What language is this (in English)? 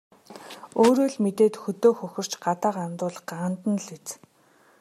Mongolian